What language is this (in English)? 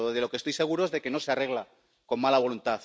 Spanish